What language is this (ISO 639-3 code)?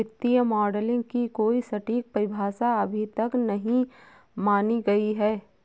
hin